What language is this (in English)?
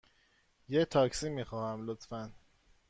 Persian